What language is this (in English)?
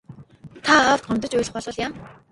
Mongolian